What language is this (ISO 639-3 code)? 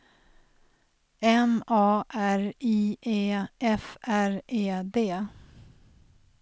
swe